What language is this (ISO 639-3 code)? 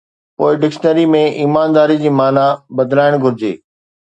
snd